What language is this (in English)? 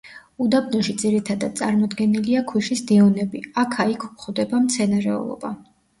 Georgian